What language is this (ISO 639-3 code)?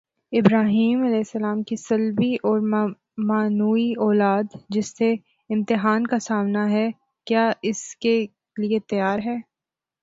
urd